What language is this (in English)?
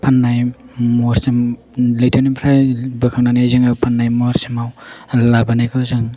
Bodo